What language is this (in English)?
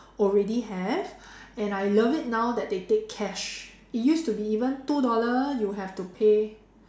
English